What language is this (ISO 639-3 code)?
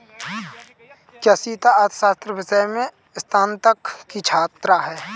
hin